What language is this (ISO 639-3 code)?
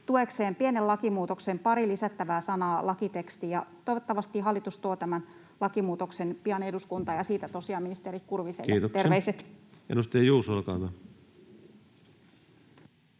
fin